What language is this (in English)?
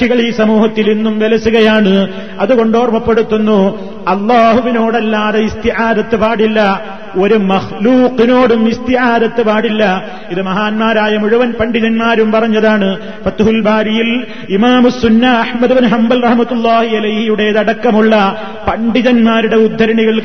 Malayalam